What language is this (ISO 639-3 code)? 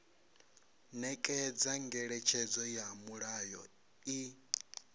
ven